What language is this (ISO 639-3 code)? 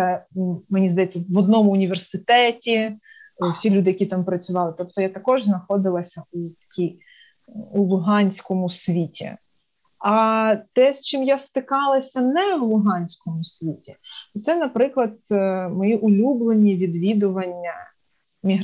ukr